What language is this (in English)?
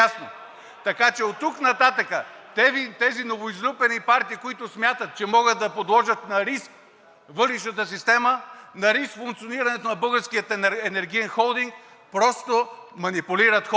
Bulgarian